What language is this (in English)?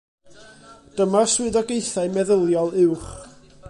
Welsh